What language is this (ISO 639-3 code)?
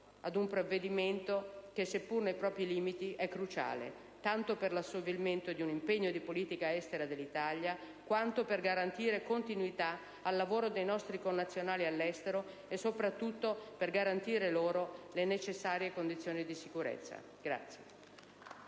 ita